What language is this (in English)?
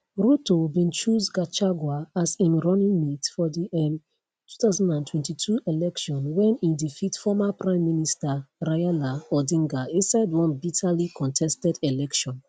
Nigerian Pidgin